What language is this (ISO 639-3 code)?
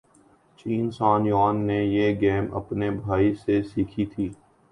urd